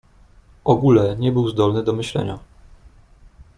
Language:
Polish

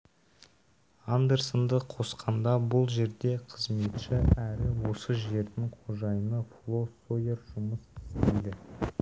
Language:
Kazakh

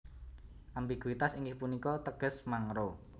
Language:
Javanese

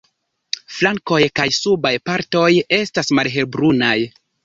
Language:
Esperanto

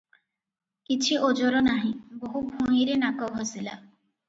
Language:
Odia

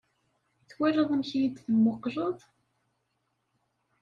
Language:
Kabyle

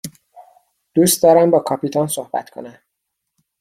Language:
Persian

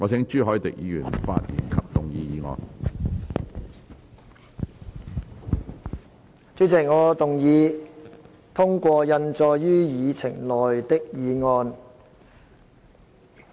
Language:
Cantonese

